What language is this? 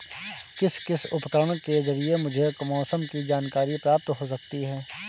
Hindi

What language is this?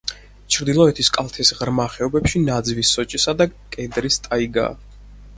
Georgian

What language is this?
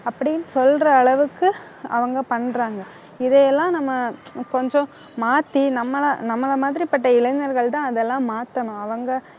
Tamil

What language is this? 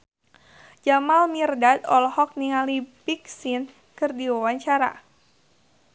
Sundanese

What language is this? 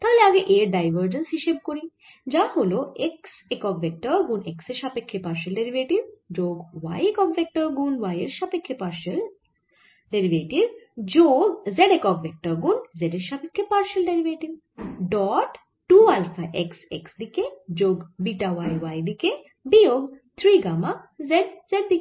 Bangla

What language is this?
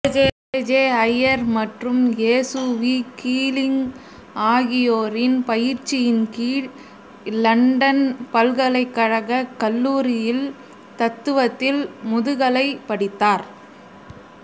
Tamil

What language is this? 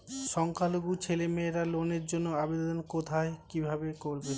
Bangla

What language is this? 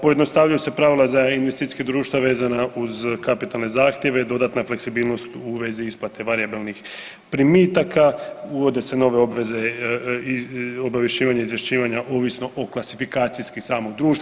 Croatian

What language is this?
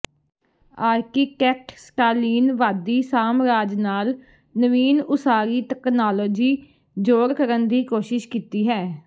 Punjabi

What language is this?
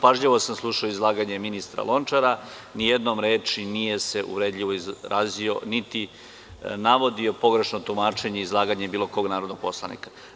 Serbian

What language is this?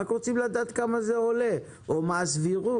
Hebrew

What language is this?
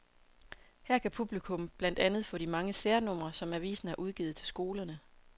Danish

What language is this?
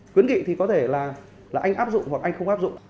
Vietnamese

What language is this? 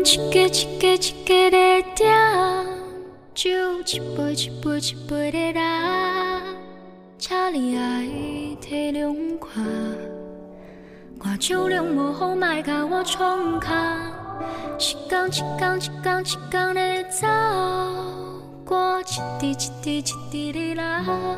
Chinese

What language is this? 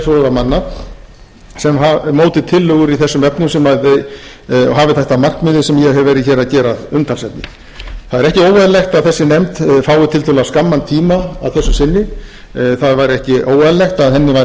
Icelandic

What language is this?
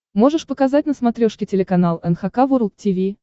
Russian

